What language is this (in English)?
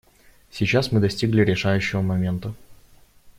Russian